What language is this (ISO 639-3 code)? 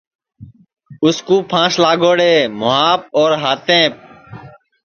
ssi